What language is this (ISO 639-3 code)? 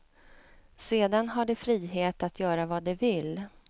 swe